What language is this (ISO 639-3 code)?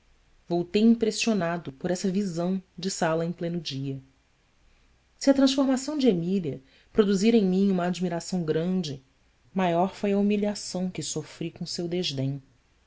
por